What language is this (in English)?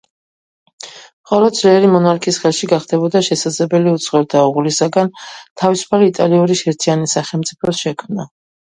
Georgian